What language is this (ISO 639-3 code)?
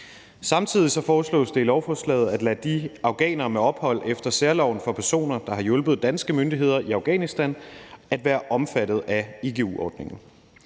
dan